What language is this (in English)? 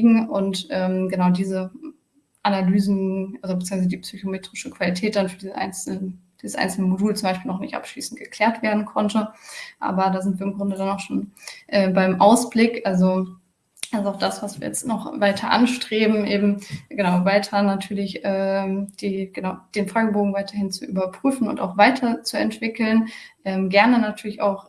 German